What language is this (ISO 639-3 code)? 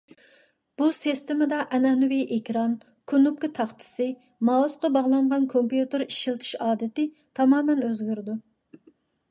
uig